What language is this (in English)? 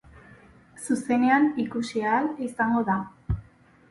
Basque